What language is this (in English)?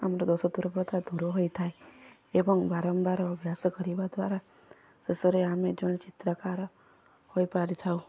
Odia